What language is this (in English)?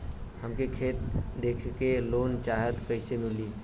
Bhojpuri